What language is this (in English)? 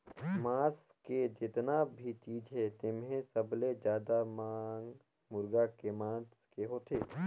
Chhattisgarhi